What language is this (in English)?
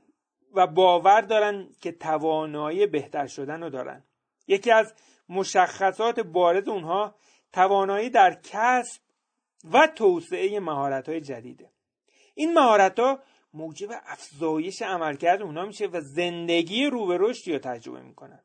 Persian